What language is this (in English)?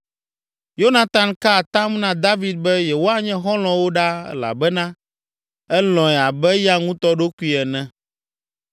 Ewe